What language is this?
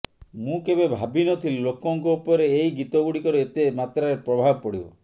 Odia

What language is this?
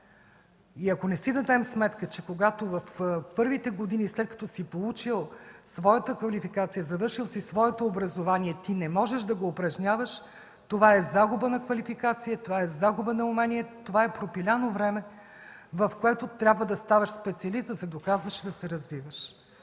Bulgarian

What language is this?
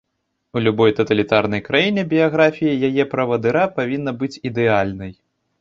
Belarusian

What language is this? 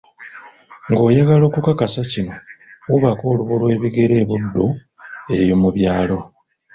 Ganda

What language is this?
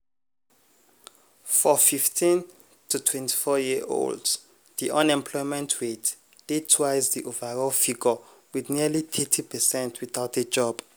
Nigerian Pidgin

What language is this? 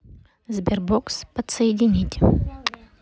Russian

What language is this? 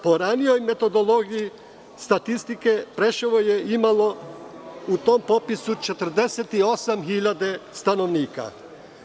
Serbian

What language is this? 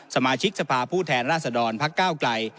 Thai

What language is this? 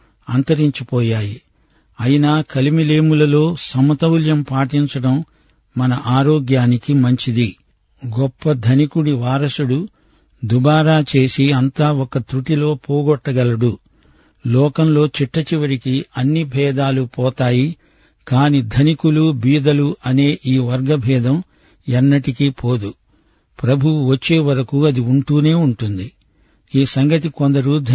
Telugu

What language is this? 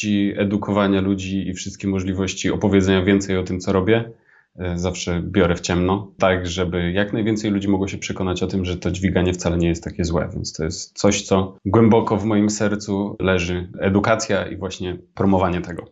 Polish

